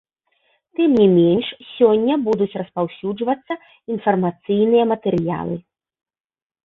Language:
Belarusian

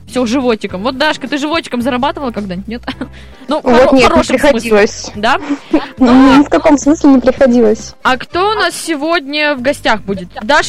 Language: Russian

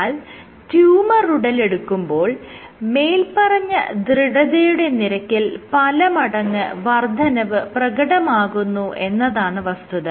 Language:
Malayalam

